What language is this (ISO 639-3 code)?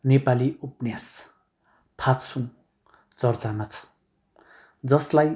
nep